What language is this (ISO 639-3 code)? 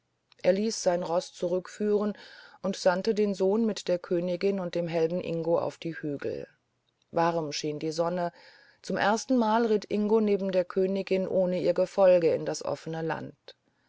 deu